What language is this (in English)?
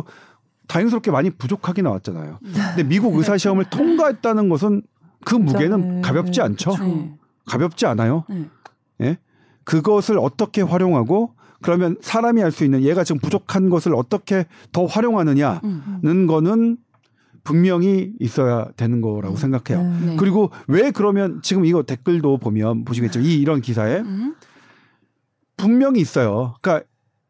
Korean